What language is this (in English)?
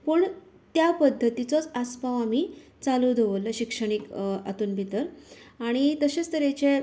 Konkani